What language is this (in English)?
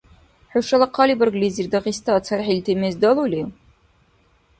Dargwa